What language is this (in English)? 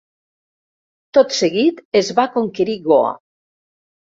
Catalan